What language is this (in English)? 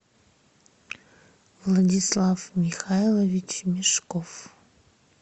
Russian